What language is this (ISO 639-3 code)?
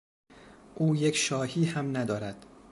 fas